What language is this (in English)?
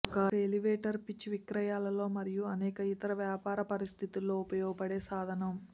Telugu